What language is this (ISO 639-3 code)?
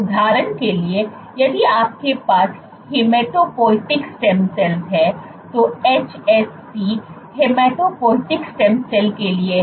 hin